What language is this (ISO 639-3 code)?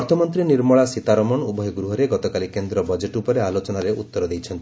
ori